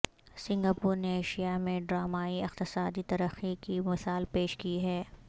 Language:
Urdu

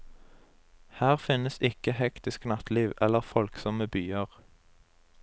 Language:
Norwegian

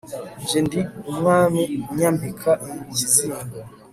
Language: Kinyarwanda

